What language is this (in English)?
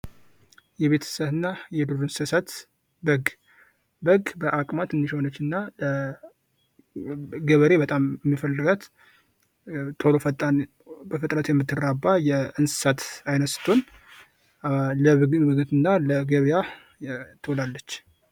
Amharic